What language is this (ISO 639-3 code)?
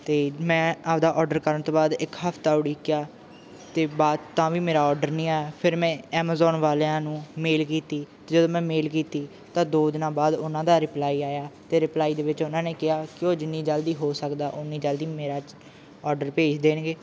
pan